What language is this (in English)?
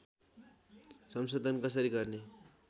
Nepali